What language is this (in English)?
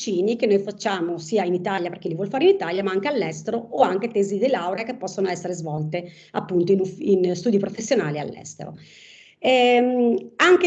Italian